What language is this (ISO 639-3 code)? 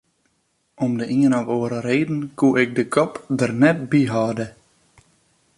fry